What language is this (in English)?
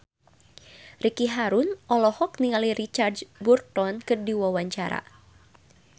Sundanese